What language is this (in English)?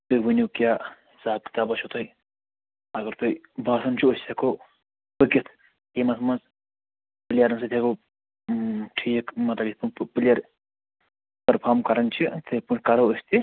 Kashmiri